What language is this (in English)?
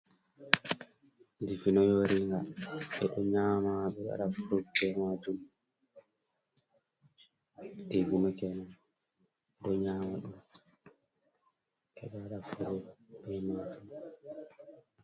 Fula